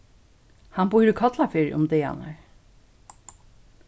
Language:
Faroese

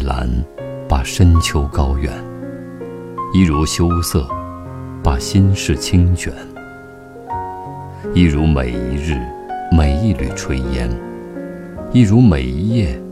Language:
Chinese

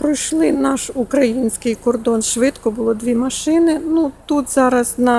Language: Ukrainian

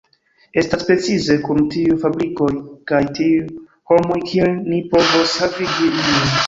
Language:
Esperanto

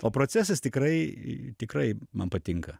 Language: Lithuanian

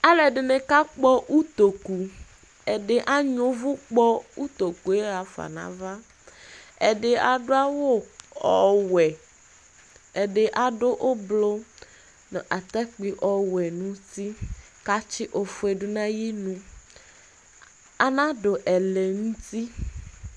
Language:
Ikposo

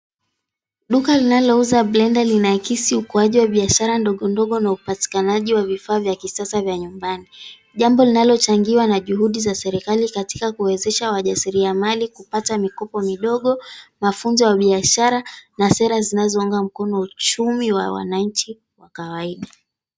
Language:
Swahili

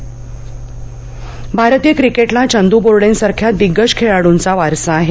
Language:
Marathi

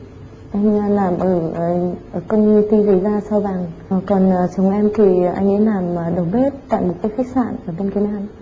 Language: Vietnamese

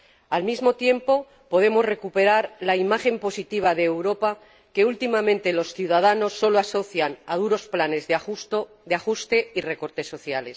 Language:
Spanish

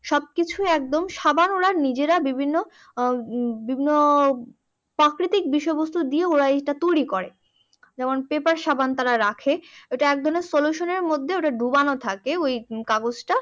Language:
Bangla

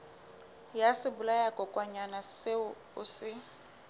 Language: Southern Sotho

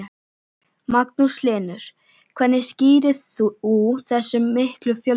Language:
Icelandic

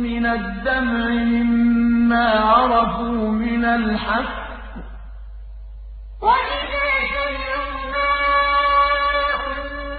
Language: Arabic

